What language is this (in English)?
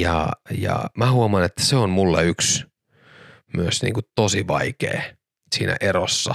Finnish